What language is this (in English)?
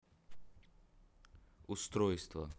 Russian